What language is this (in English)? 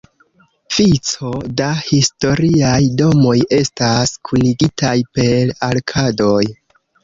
Esperanto